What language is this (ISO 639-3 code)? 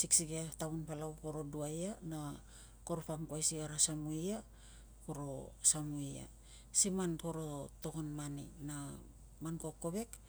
lcm